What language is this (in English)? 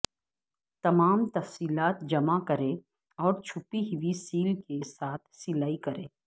Urdu